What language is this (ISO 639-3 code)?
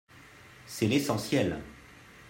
fra